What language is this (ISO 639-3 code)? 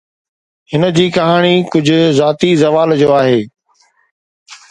snd